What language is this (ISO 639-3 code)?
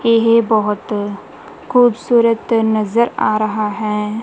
pan